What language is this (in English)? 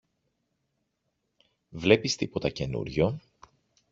Greek